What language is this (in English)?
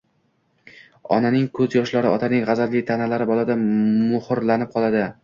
Uzbek